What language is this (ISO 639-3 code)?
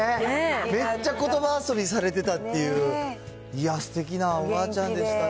jpn